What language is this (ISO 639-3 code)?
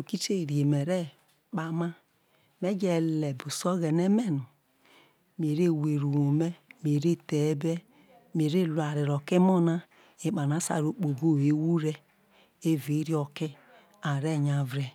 iso